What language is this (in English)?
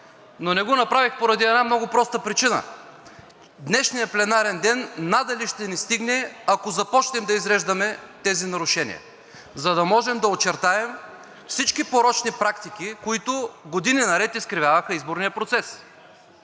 Bulgarian